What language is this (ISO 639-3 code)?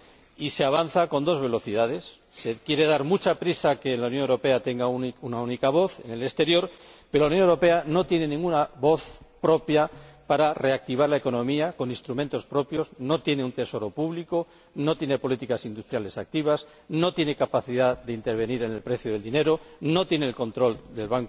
spa